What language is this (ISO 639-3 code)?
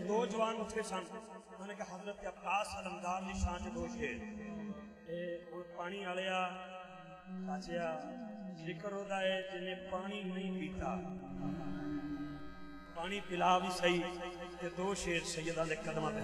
ara